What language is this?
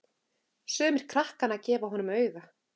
Icelandic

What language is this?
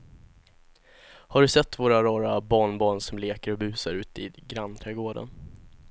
Swedish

